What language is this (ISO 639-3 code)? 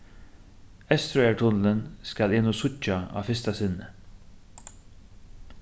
fao